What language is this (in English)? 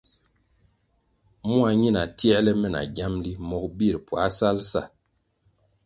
Kwasio